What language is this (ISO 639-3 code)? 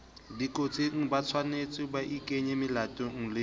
sot